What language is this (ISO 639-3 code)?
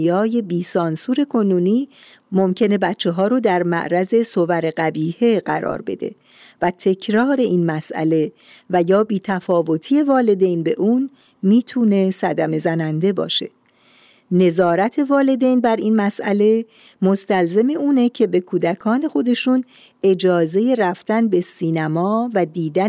fas